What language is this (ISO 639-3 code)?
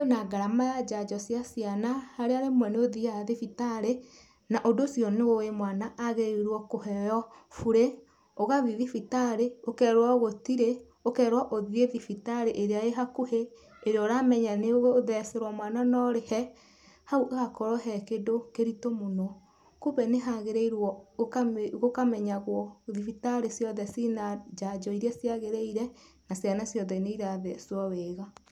kik